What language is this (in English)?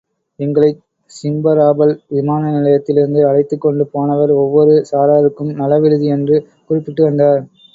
Tamil